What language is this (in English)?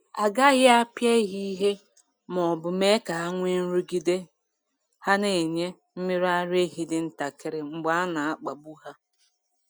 Igbo